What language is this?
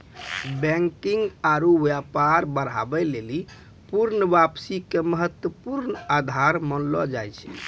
Maithili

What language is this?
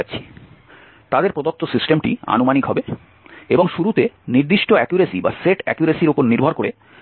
Bangla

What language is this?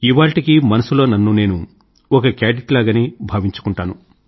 Telugu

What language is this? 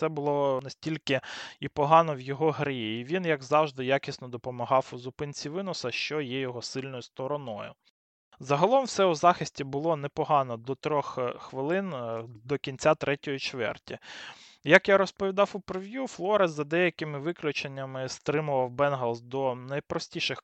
Ukrainian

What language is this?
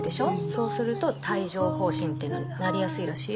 Japanese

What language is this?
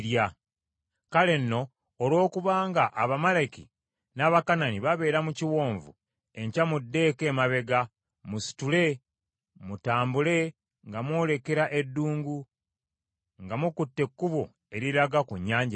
Ganda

